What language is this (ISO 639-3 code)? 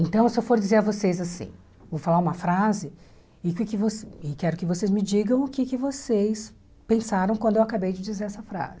por